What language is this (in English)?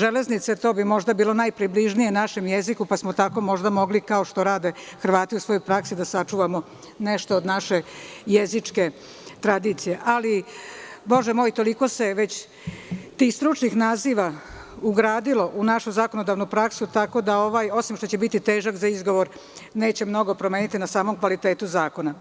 Serbian